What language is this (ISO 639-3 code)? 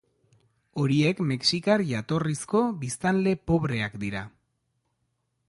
eus